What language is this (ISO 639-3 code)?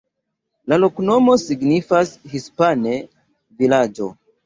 epo